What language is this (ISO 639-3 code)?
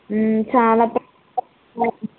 tel